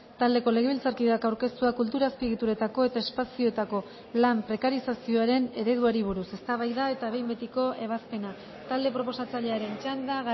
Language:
Basque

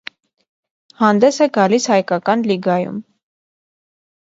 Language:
Armenian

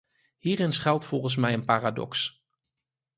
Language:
Dutch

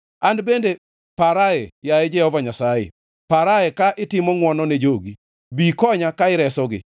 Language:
Luo (Kenya and Tanzania)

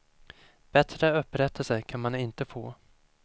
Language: Swedish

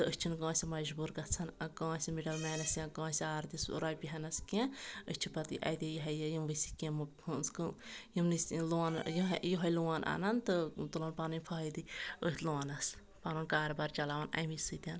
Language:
Kashmiri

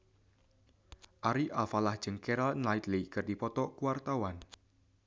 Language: Sundanese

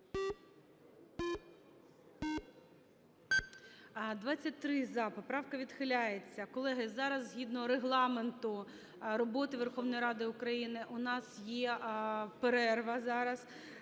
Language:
Ukrainian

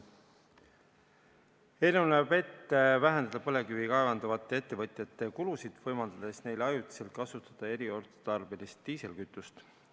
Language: Estonian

